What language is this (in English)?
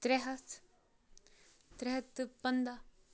Kashmiri